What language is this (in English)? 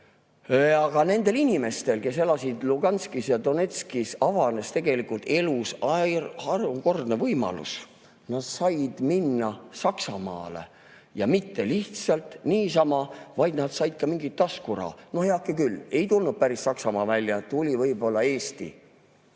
Estonian